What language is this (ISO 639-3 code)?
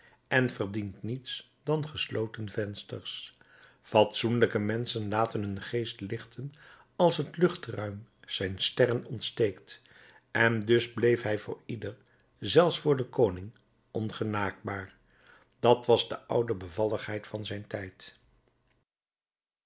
nld